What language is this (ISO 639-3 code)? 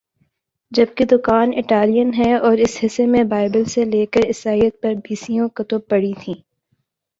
urd